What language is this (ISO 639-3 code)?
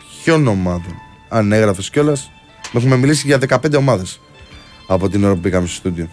ell